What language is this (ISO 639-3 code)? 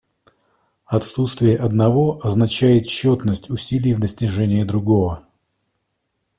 rus